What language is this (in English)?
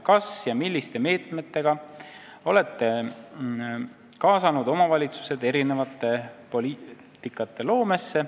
Estonian